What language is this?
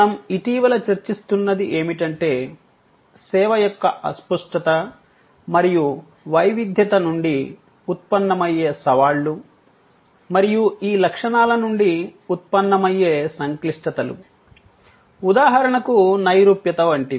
Telugu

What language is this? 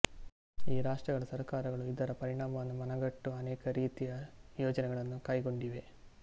Kannada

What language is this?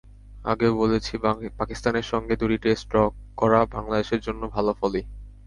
Bangla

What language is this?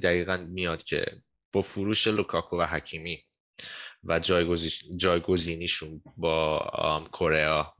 Persian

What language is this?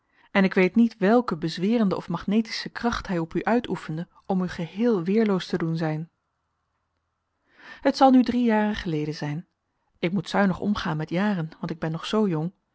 Dutch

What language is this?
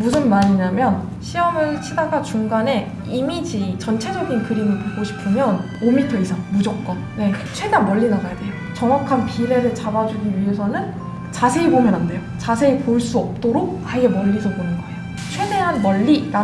Korean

